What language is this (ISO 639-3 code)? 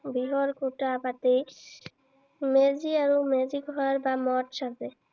asm